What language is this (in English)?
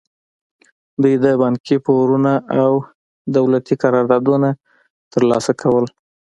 Pashto